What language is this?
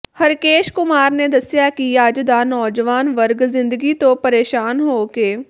Punjabi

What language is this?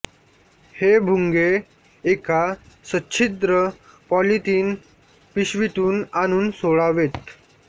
Marathi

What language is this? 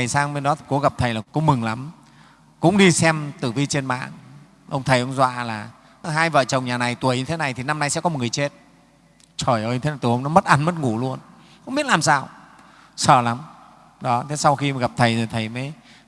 Vietnamese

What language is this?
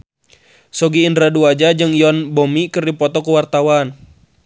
Sundanese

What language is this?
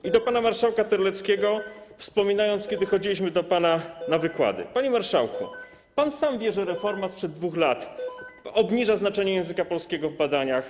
Polish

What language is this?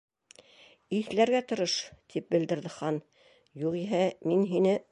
Bashkir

